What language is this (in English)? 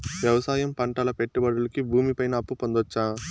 Telugu